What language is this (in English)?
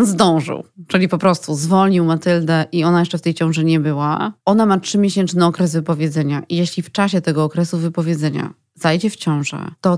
Polish